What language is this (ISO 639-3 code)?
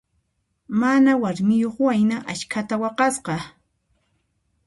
qxp